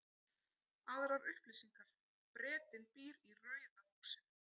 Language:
Icelandic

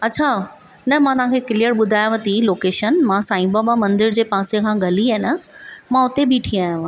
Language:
Sindhi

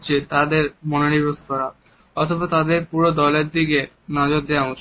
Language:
Bangla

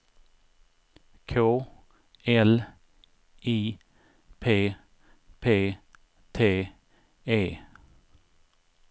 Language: Swedish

